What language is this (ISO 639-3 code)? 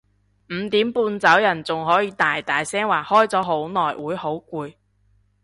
yue